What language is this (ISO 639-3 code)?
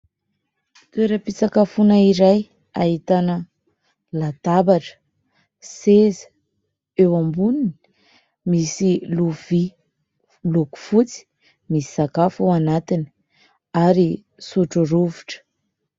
mlg